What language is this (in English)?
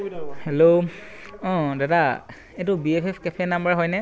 Assamese